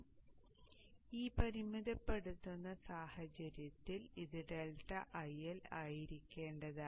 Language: Malayalam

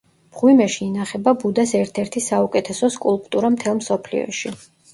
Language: Georgian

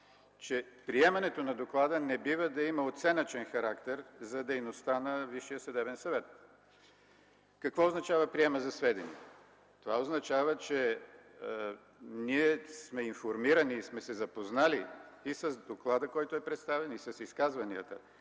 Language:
Bulgarian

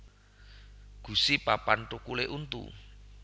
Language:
Javanese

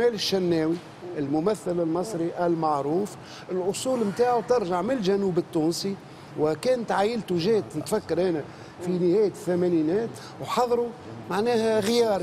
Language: Arabic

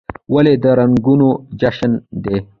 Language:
Pashto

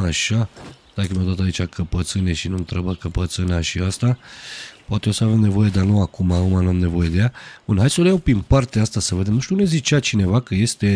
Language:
Romanian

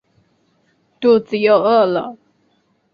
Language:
Chinese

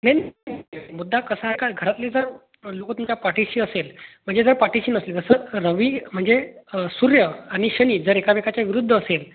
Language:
Marathi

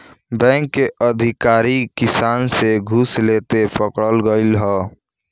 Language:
Bhojpuri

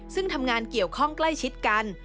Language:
Thai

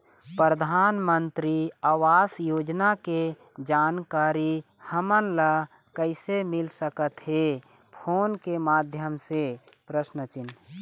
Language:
Chhattisgarhi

